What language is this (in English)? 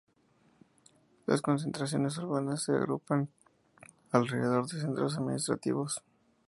Spanish